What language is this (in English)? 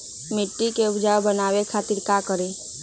Magahi